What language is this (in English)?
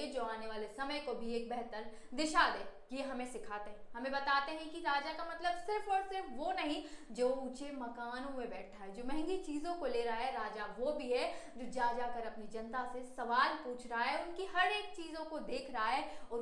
Hindi